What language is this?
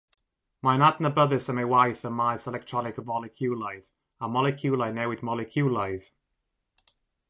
Welsh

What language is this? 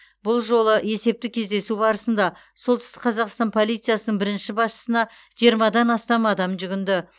Kazakh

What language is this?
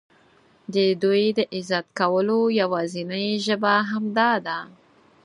Pashto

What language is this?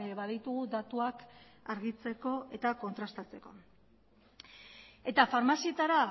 Basque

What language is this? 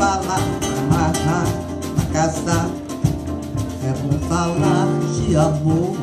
Portuguese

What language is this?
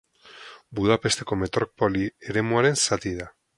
Basque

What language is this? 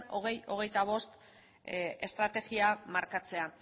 Basque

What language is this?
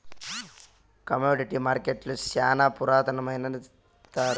Telugu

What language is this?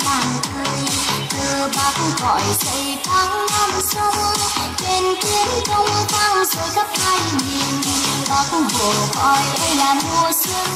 Vietnamese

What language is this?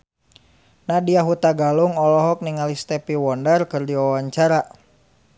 Sundanese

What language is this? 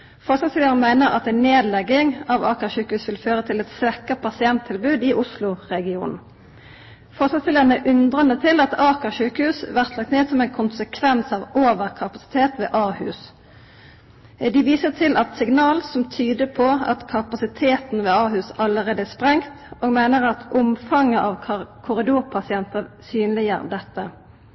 Norwegian Nynorsk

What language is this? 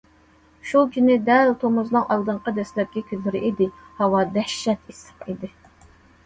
Uyghur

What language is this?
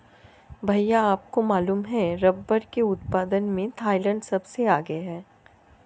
Hindi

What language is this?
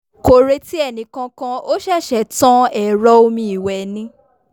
Yoruba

